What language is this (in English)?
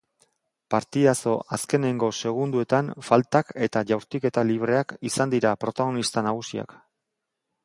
Basque